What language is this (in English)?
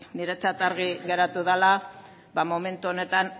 Basque